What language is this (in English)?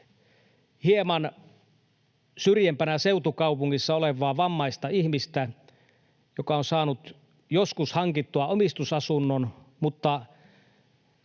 Finnish